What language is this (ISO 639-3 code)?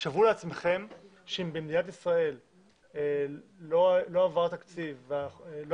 heb